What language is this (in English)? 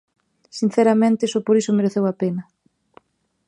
Galician